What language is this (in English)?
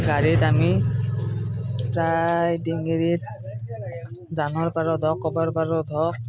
Assamese